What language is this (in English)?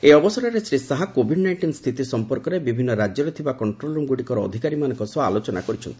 Odia